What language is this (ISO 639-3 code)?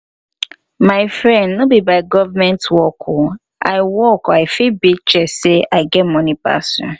pcm